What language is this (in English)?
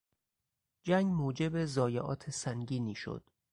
Persian